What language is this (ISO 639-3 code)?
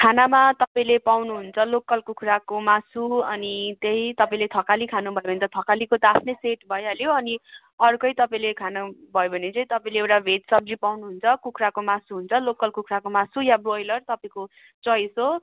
nep